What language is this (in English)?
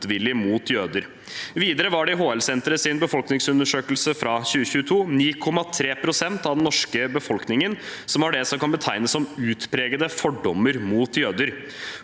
Norwegian